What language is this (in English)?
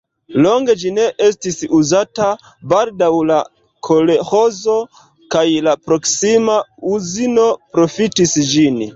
Esperanto